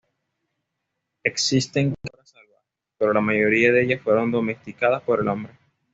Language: Spanish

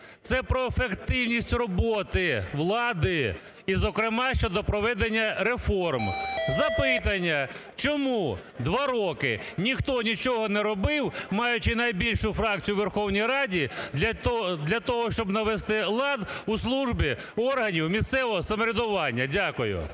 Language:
Ukrainian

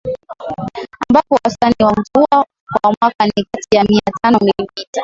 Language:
Swahili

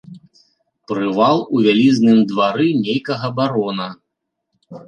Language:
Belarusian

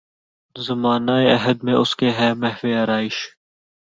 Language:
Urdu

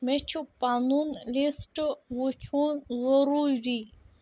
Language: Kashmiri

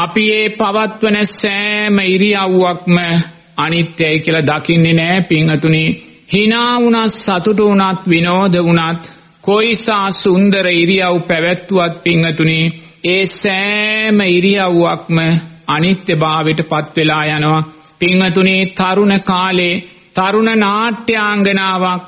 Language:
Romanian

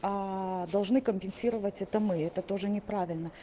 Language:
Russian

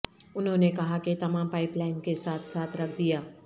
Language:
Urdu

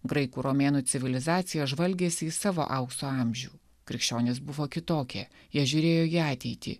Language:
Lithuanian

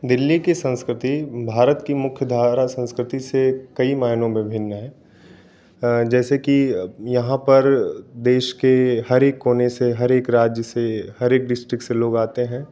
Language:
Hindi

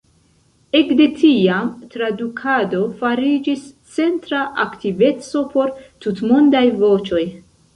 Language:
Esperanto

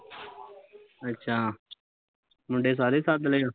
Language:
Punjabi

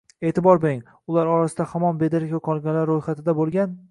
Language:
Uzbek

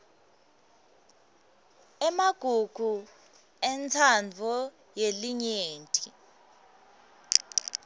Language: Swati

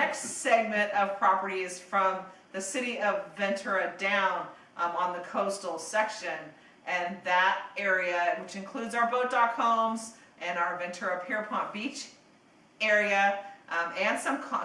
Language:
English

